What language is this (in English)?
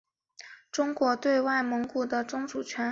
Chinese